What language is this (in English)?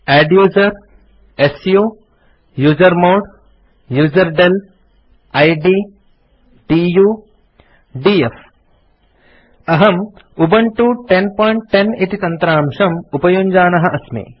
Sanskrit